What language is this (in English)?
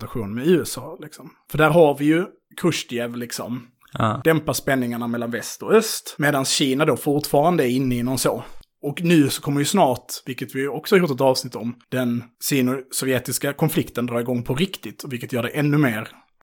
Swedish